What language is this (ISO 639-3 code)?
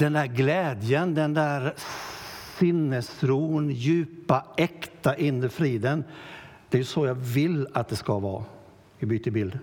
swe